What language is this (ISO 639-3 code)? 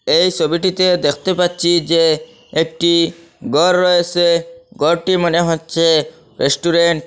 ben